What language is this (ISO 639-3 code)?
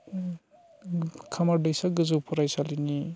brx